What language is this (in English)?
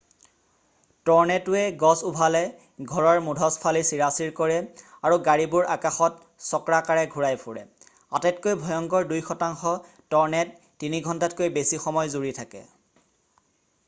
Assamese